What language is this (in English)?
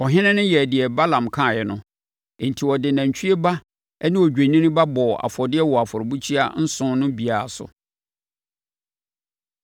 Akan